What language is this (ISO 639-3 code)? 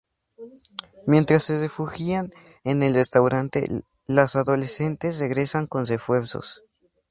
spa